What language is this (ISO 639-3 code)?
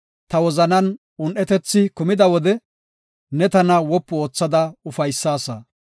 gof